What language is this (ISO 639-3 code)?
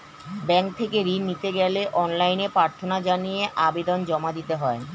ben